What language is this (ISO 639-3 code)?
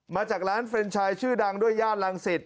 tha